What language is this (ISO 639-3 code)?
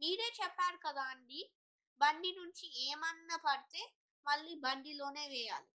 tel